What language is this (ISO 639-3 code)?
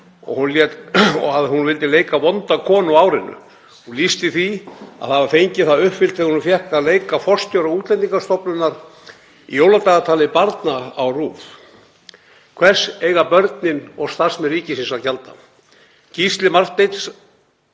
isl